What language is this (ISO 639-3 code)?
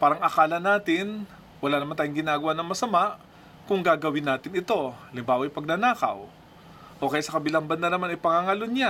fil